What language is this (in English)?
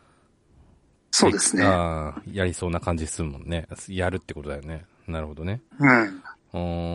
Japanese